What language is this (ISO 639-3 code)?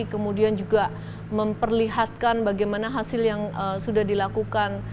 ind